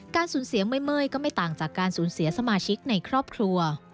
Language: Thai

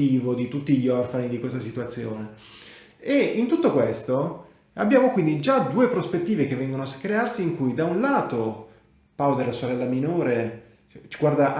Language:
Italian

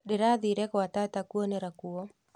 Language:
Kikuyu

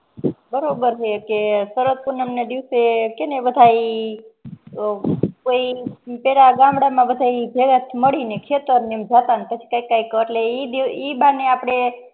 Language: Gujarati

